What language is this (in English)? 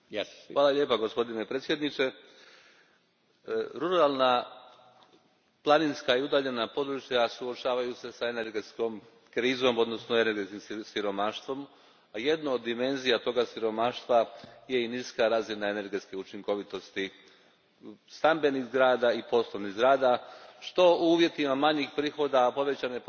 Croatian